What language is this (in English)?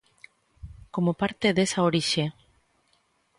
Galician